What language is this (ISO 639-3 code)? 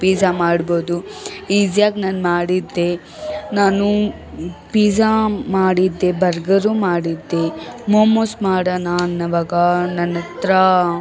kan